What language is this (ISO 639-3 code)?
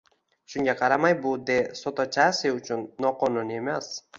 uzb